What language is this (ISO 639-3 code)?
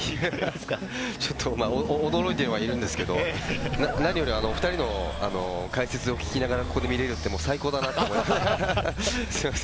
jpn